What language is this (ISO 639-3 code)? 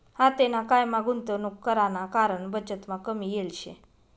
mar